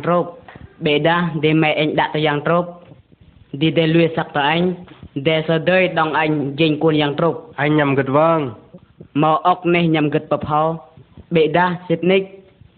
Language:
Vietnamese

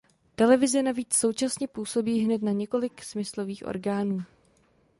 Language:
Czech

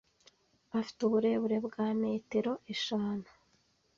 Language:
Kinyarwanda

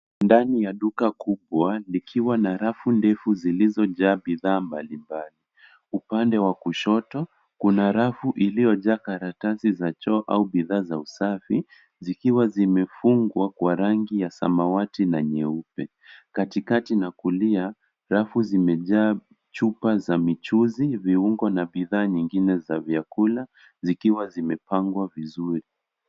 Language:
Swahili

